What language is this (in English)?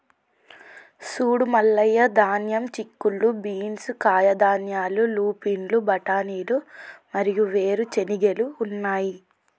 Telugu